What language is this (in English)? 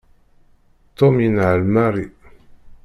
Kabyle